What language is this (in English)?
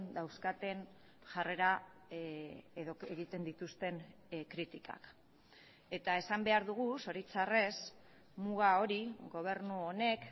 Basque